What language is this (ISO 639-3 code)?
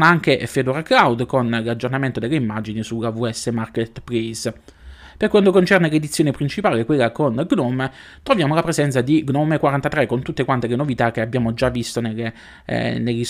ita